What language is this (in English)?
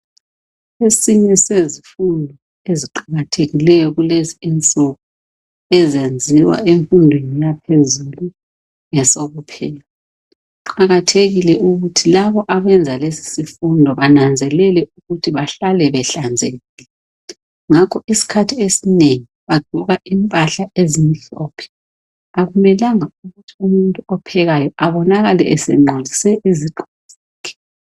North Ndebele